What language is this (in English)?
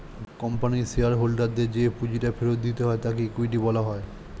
Bangla